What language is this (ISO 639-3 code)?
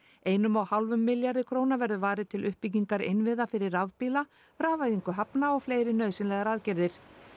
isl